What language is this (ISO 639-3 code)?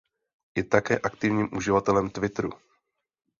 ces